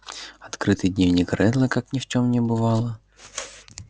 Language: Russian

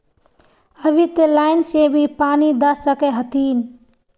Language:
Magahi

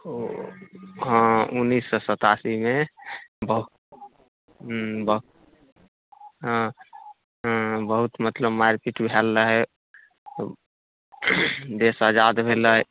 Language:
Maithili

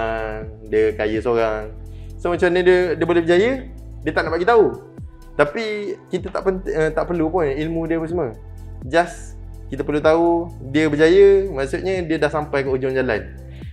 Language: Malay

